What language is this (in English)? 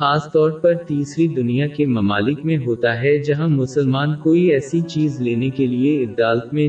Urdu